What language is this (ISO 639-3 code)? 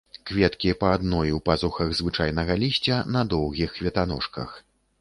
bel